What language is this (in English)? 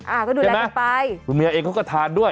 Thai